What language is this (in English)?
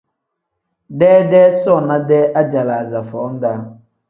Tem